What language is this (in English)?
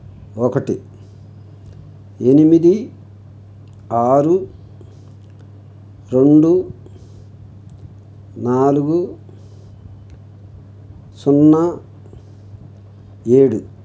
Telugu